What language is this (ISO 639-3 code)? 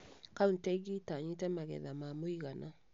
kik